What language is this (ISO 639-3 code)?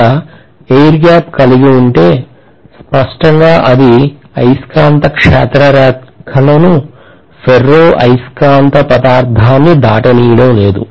tel